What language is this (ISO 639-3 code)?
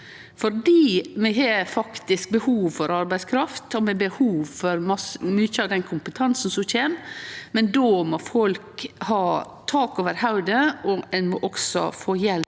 nor